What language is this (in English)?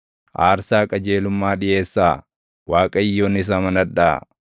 Oromo